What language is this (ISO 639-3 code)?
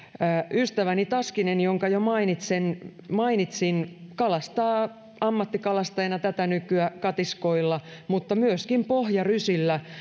fin